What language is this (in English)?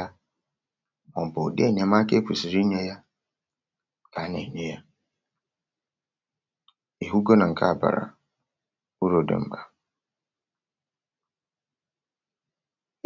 Igbo